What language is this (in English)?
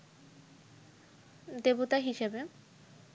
Bangla